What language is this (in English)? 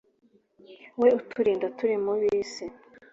Kinyarwanda